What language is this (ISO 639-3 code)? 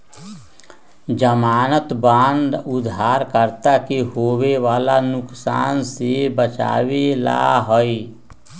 mag